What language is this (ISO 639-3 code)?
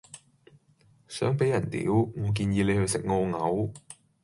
yue